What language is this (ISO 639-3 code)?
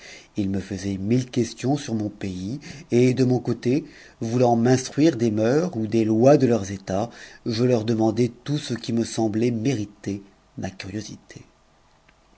fra